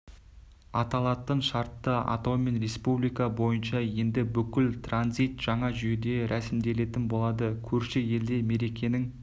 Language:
Kazakh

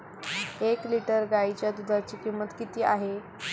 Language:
Marathi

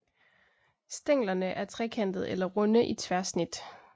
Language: Danish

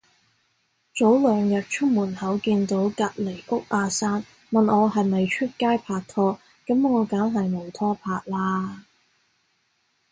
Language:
Cantonese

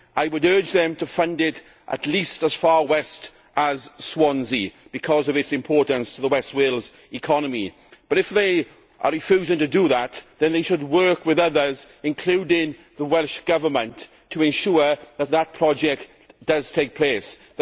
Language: English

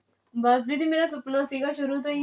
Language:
Punjabi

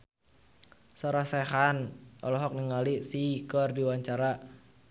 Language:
Sundanese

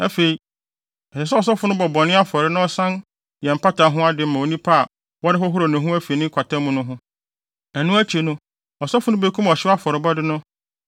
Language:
Akan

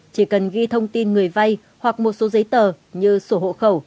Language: Vietnamese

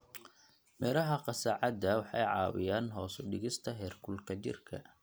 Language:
Somali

